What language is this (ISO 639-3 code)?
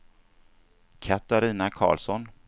swe